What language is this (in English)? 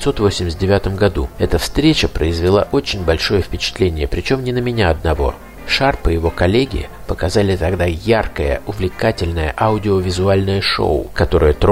Russian